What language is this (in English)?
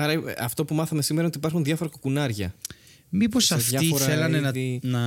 Greek